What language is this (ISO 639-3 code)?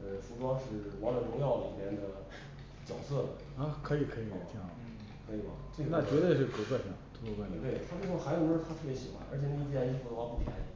zho